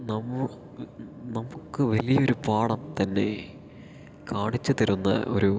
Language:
Malayalam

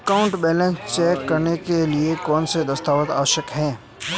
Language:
Hindi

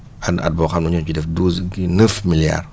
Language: Wolof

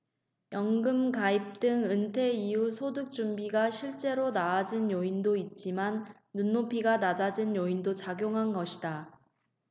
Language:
Korean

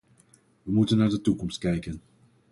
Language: Dutch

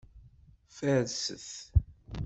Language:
Kabyle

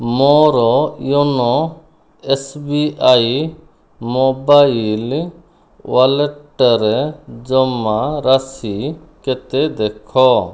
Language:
Odia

